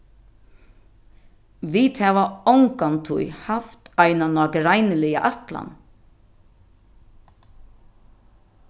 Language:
Faroese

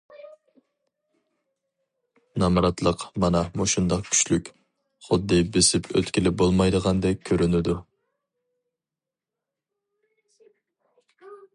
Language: Uyghur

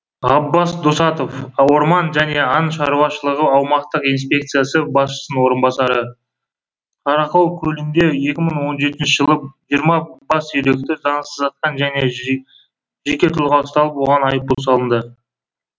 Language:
Kazakh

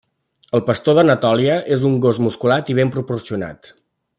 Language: Catalan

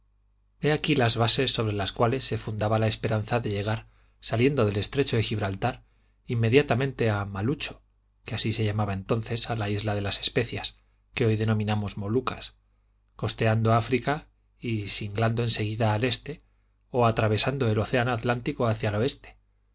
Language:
Spanish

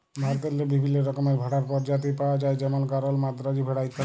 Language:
Bangla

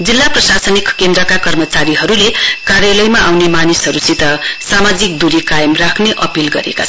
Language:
Nepali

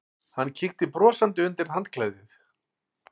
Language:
Icelandic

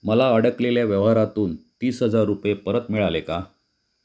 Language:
Marathi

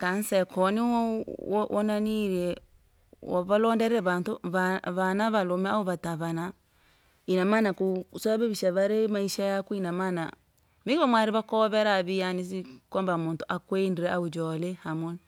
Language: Langi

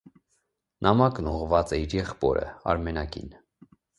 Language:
Armenian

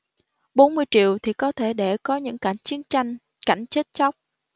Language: Vietnamese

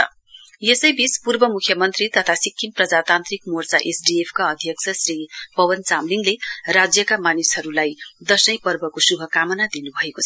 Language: Nepali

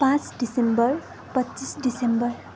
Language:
Nepali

